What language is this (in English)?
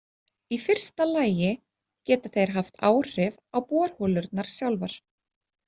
Icelandic